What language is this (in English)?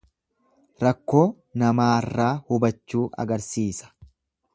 Oromo